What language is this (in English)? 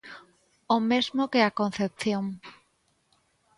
Galician